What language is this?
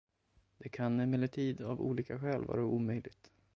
Swedish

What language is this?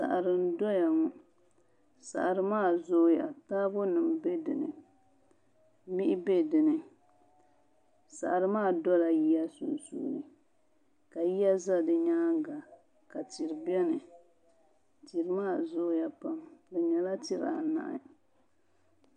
Dagbani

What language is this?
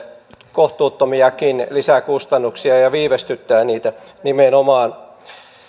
Finnish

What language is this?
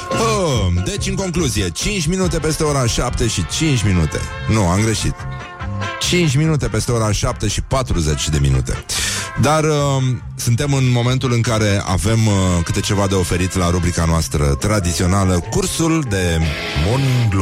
Romanian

